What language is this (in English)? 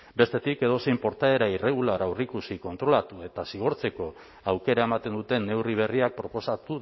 Basque